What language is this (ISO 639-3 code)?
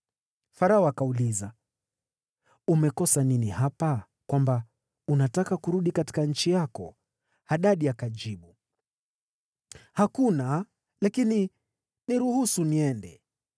swa